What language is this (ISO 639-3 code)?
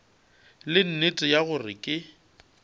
nso